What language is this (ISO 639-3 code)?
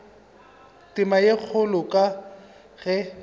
nso